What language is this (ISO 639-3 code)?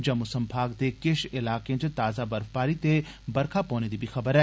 doi